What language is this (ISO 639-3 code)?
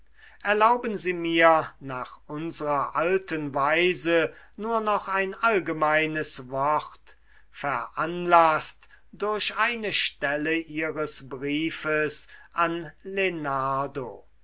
deu